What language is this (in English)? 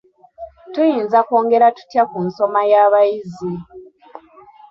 Ganda